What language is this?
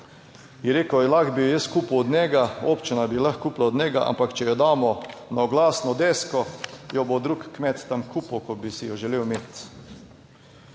Slovenian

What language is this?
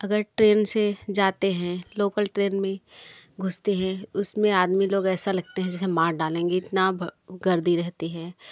Hindi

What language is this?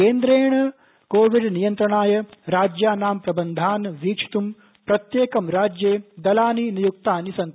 Sanskrit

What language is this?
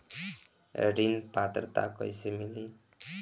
Bhojpuri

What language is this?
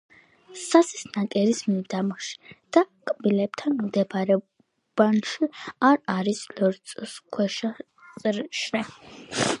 Georgian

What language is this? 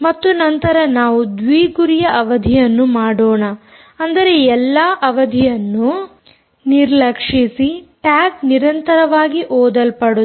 Kannada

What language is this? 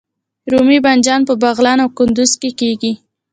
Pashto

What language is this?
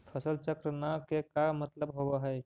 Magahi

